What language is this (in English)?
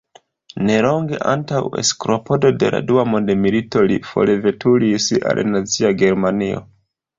Esperanto